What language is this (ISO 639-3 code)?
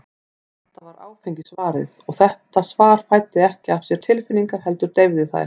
isl